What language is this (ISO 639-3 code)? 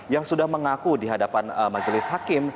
ind